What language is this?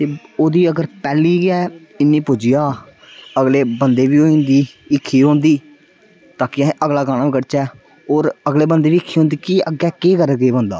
Dogri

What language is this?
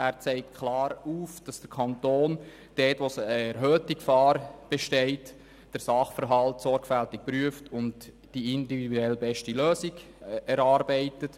Swiss German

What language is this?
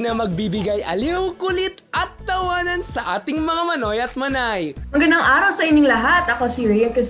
Filipino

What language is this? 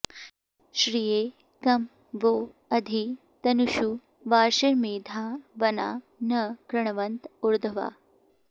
Sanskrit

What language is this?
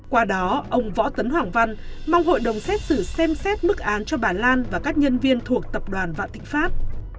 Vietnamese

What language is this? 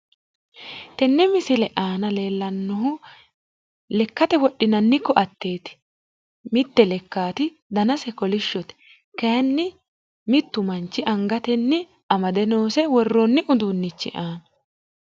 Sidamo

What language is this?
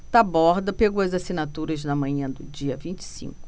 Portuguese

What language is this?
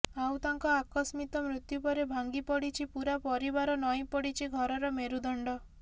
Odia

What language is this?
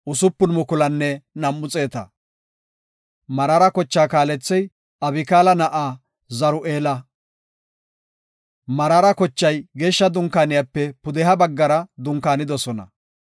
Gofa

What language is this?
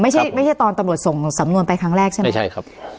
Thai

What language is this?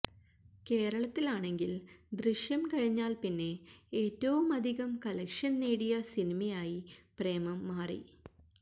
Malayalam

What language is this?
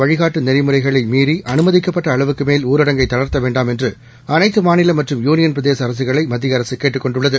Tamil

